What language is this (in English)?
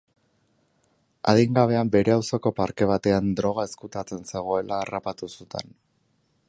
Basque